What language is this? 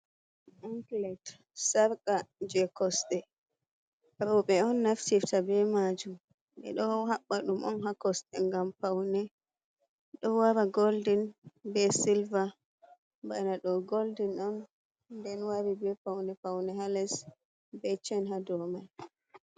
Fula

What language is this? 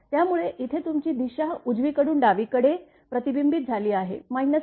Marathi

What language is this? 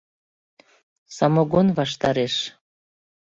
Mari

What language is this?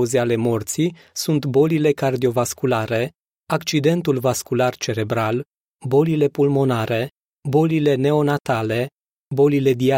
Romanian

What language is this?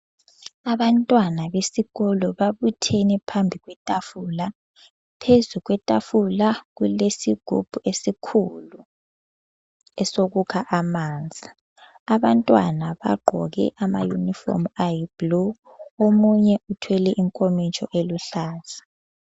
North Ndebele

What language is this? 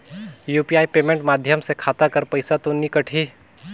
Chhattisgarhi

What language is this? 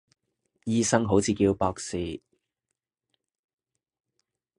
Cantonese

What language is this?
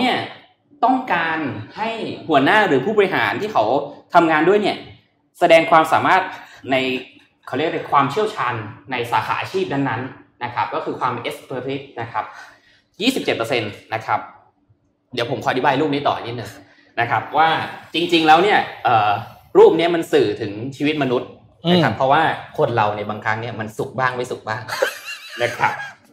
Thai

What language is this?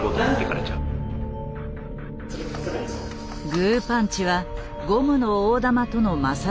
Japanese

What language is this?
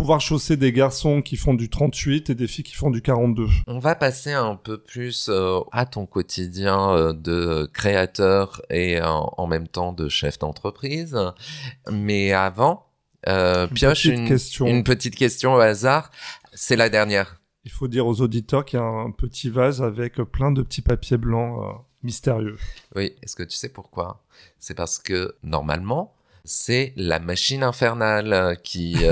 French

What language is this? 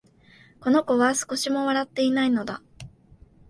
Japanese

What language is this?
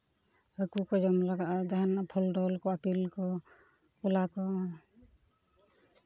Santali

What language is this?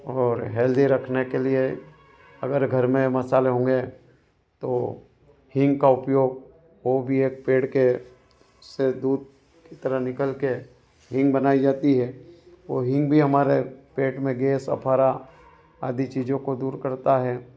Hindi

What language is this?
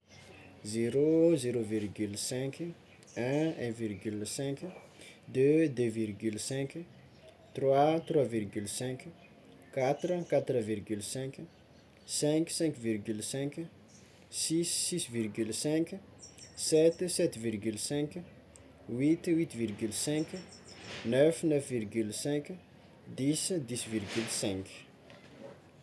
Tsimihety Malagasy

